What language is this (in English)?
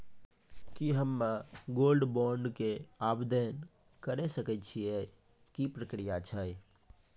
Maithili